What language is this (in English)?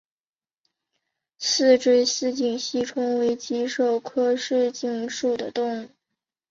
Chinese